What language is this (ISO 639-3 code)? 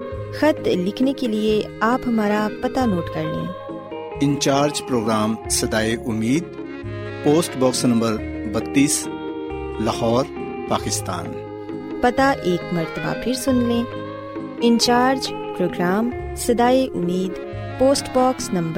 urd